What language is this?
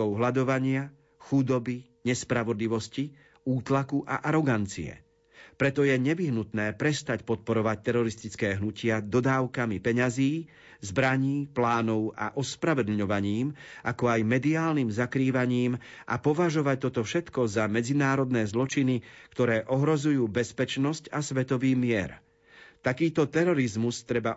Slovak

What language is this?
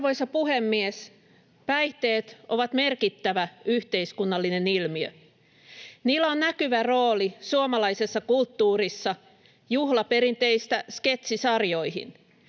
Finnish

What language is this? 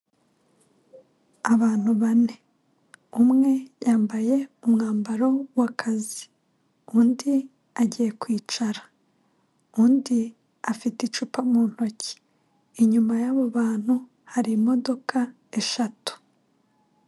Kinyarwanda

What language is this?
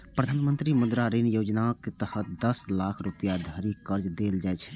Maithili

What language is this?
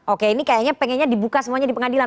Indonesian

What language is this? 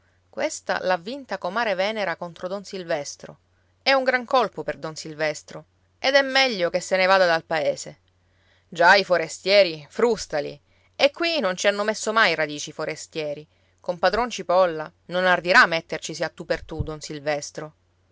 Italian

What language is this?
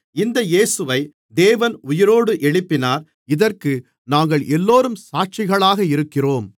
Tamil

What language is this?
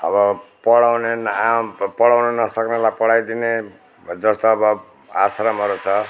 Nepali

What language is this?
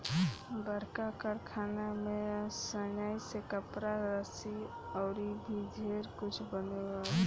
Bhojpuri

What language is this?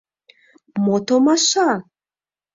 Mari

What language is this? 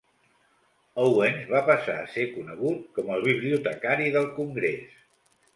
Catalan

